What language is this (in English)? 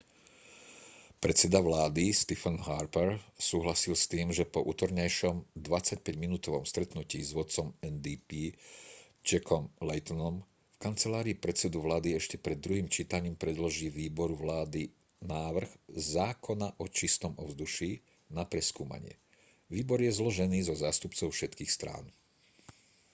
Slovak